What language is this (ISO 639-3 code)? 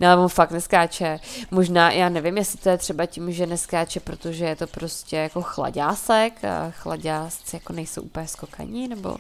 ces